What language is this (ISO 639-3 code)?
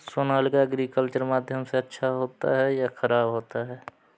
hin